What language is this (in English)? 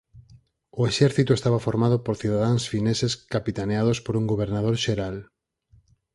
Galician